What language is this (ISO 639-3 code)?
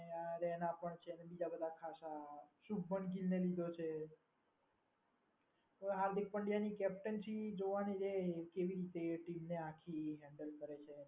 guj